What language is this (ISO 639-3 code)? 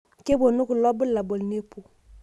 mas